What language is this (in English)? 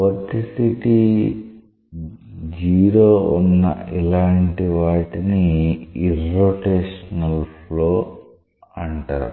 Telugu